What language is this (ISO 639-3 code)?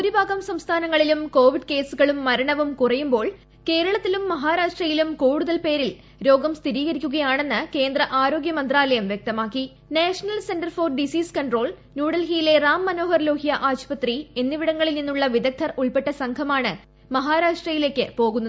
mal